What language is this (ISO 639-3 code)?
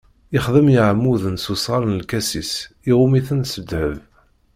kab